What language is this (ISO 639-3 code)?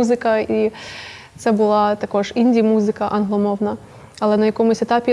ukr